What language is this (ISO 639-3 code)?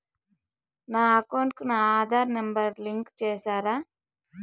tel